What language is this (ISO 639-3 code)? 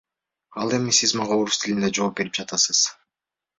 kir